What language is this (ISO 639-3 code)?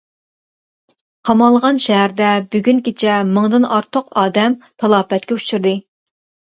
uig